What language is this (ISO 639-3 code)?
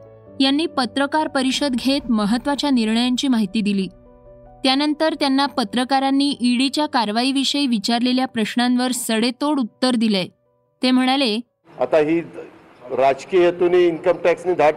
mar